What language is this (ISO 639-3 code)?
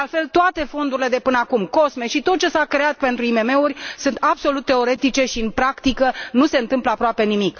ron